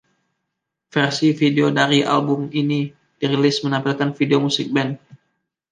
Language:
Indonesian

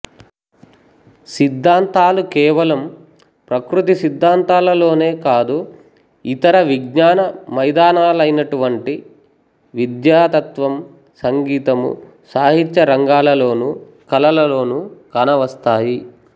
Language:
Telugu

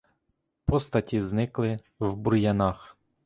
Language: Ukrainian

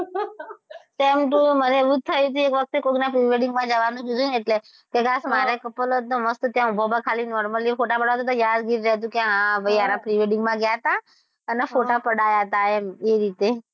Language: Gujarati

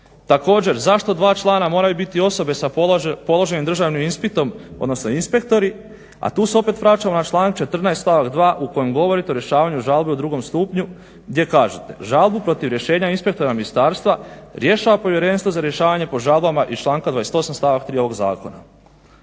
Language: Croatian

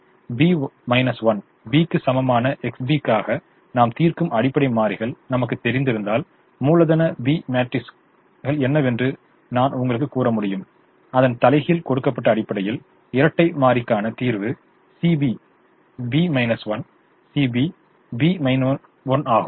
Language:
Tamil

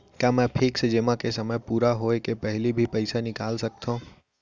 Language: Chhattisgarhi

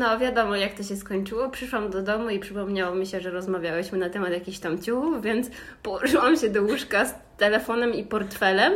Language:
Polish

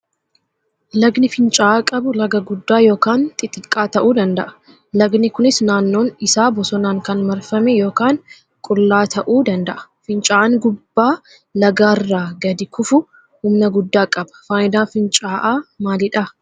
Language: Oromo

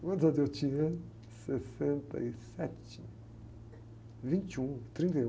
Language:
Portuguese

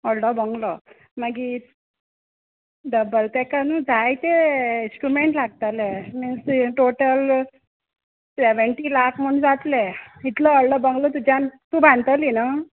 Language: Konkani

